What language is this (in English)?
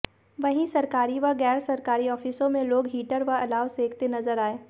Hindi